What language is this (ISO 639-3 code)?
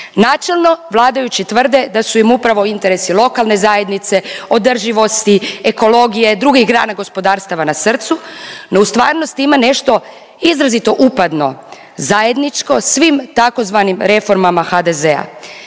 hrv